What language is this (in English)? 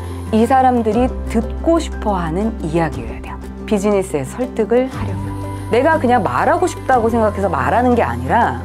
Korean